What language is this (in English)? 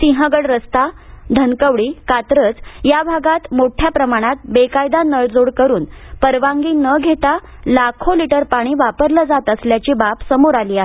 Marathi